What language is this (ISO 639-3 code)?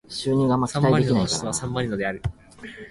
jpn